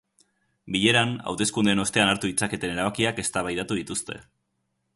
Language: Basque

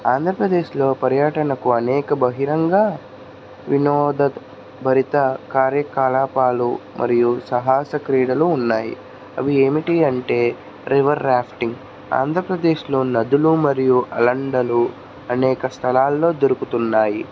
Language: Telugu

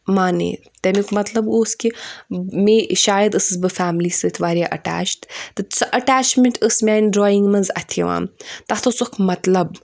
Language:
Kashmiri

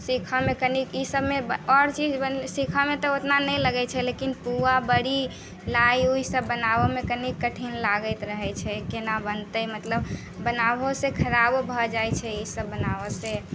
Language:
Maithili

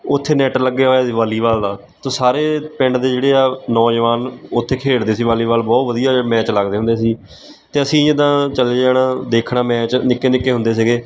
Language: Punjabi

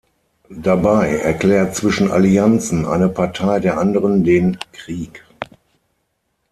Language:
German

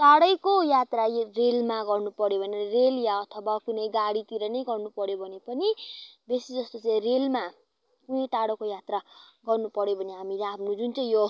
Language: Nepali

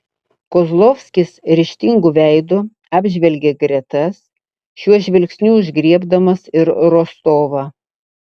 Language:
Lithuanian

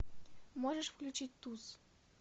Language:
Russian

